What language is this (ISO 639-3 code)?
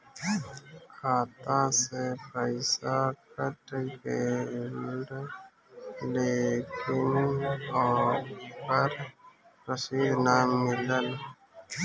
bho